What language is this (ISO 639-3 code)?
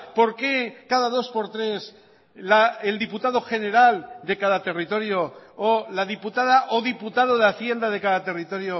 spa